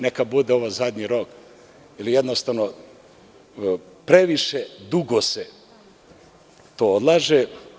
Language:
Serbian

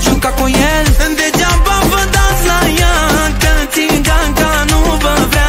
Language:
Romanian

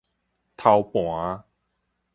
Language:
Min Nan Chinese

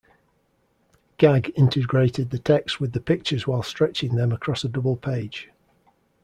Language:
English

